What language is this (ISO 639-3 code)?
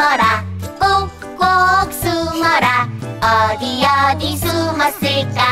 kor